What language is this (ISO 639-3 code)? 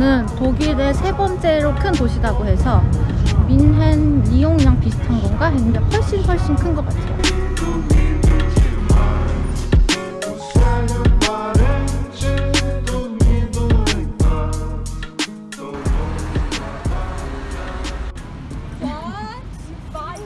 kor